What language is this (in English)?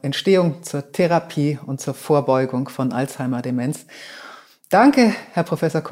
German